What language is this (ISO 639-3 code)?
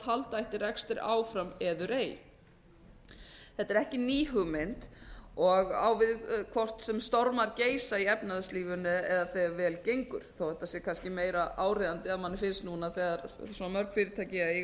isl